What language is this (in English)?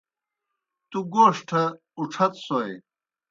Kohistani Shina